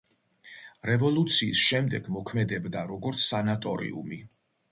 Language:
Georgian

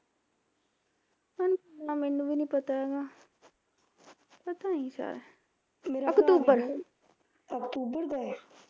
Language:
Punjabi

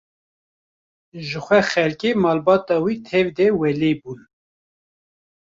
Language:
Kurdish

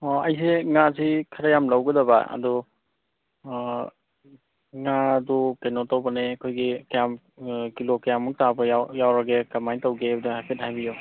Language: Manipuri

